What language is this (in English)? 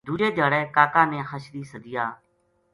Gujari